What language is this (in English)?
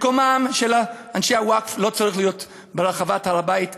Hebrew